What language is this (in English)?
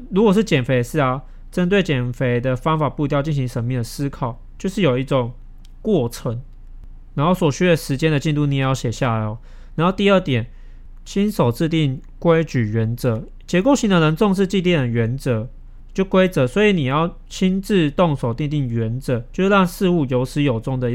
Chinese